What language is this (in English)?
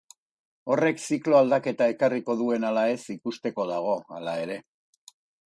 Basque